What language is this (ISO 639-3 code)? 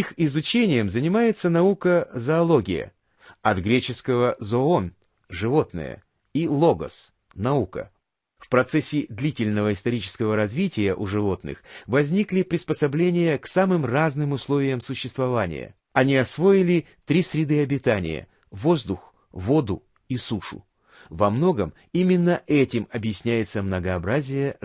rus